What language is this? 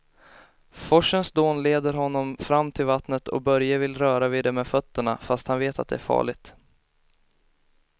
Swedish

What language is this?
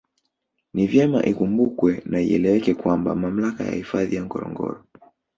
Swahili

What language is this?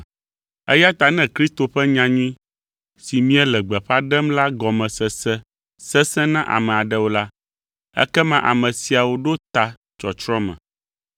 Ewe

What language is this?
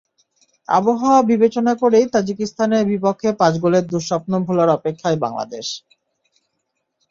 Bangla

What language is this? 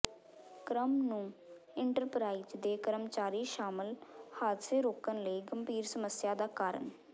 Punjabi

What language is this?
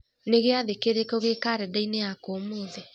Kikuyu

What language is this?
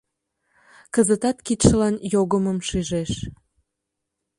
Mari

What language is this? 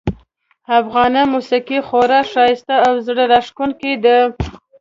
Pashto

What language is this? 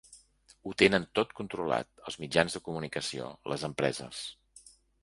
Catalan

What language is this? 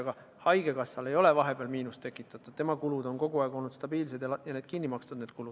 Estonian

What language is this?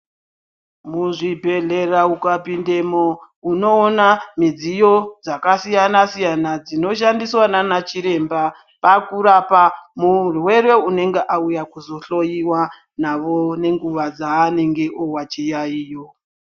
Ndau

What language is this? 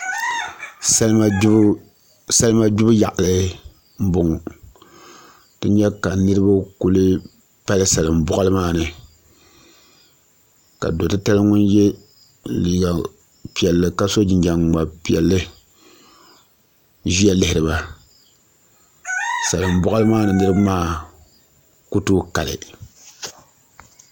Dagbani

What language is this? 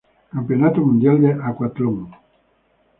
Spanish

